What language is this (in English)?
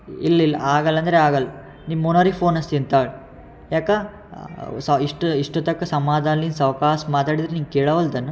Kannada